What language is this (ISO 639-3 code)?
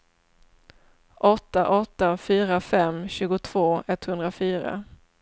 swe